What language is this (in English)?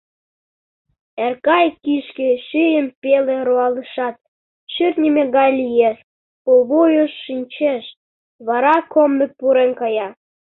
Mari